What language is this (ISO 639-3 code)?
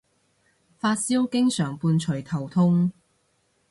yue